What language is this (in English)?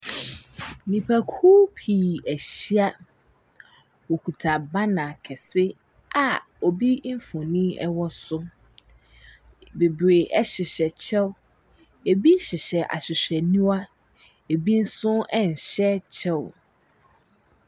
Akan